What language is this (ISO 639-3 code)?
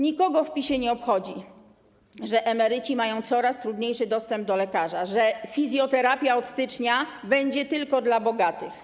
pol